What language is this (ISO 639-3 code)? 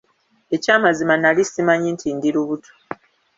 lug